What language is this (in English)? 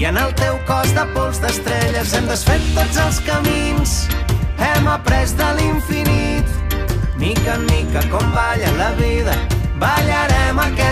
Romanian